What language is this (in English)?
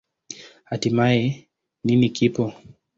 Swahili